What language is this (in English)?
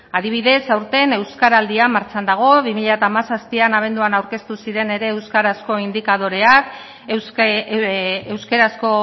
Basque